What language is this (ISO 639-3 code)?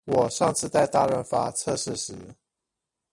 zho